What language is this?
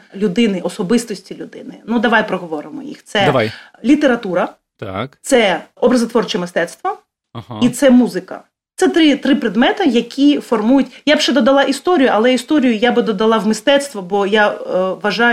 Ukrainian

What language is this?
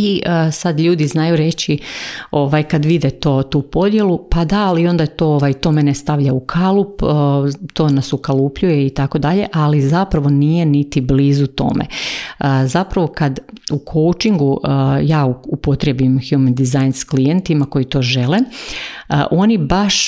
Croatian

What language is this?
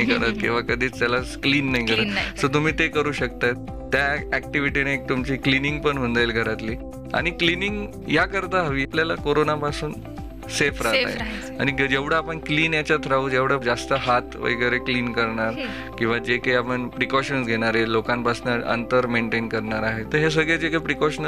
Marathi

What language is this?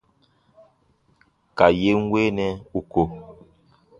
Baatonum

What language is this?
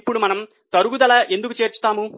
Telugu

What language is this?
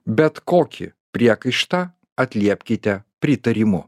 Lithuanian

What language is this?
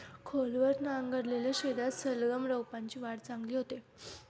Marathi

